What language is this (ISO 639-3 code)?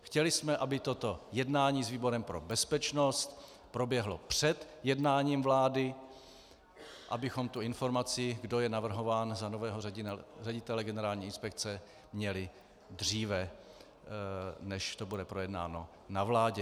ces